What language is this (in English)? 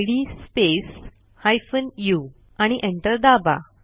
Marathi